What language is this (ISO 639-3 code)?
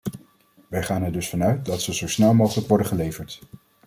nld